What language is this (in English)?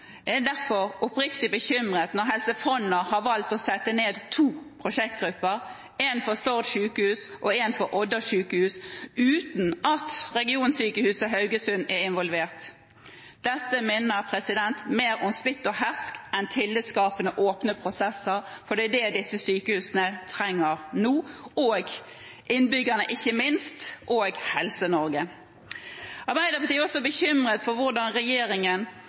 Norwegian Bokmål